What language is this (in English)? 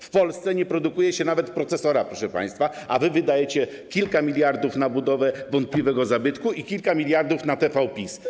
Polish